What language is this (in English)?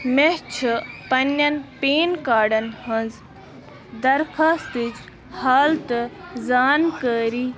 Kashmiri